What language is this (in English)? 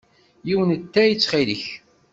Kabyle